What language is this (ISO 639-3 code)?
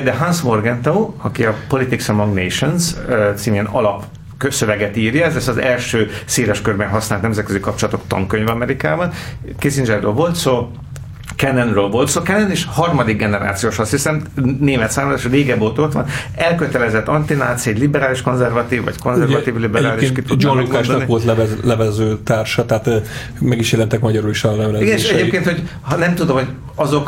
hun